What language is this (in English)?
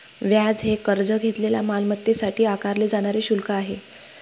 Marathi